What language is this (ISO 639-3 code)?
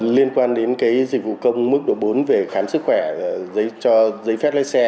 vie